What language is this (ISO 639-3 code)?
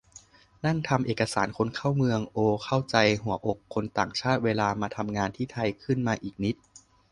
tha